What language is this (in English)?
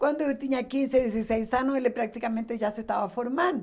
Portuguese